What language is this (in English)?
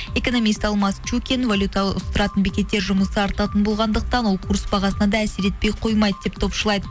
Kazakh